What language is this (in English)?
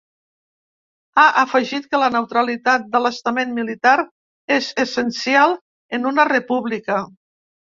Catalan